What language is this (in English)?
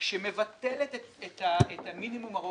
Hebrew